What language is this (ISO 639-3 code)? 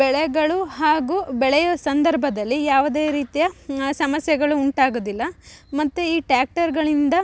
kan